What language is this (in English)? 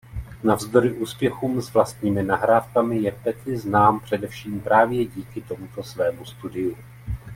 Czech